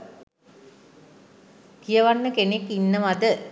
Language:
Sinhala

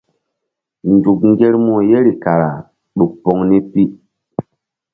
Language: Mbum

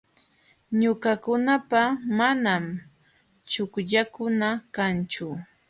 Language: Jauja Wanca Quechua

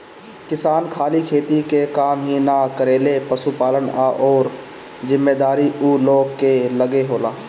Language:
Bhojpuri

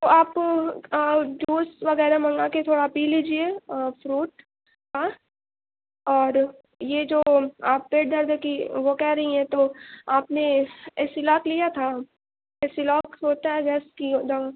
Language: Urdu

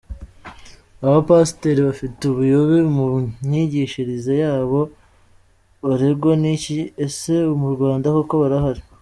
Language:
Kinyarwanda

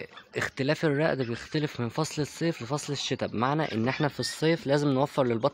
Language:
Arabic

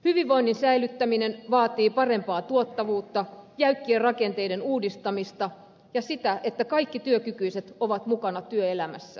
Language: Finnish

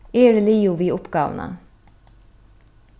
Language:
Faroese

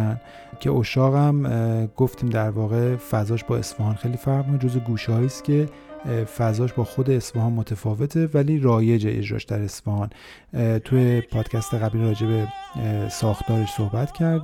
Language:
Persian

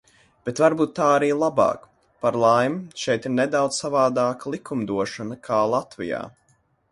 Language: Latvian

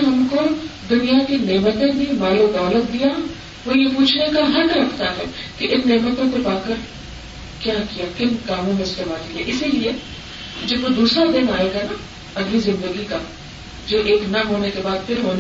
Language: Urdu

